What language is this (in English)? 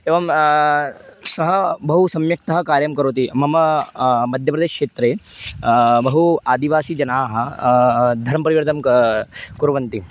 Sanskrit